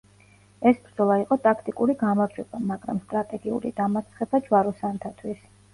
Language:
Georgian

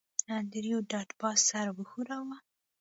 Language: Pashto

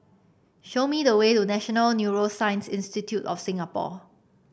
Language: English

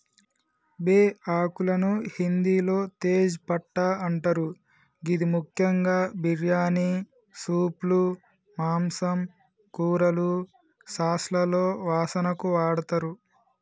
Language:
Telugu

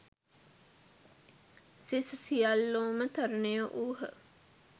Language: Sinhala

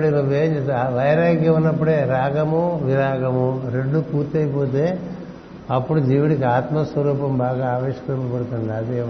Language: Telugu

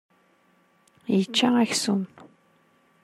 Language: Kabyle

